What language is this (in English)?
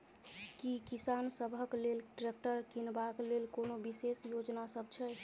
Maithili